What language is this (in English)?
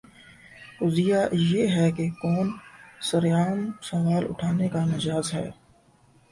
Urdu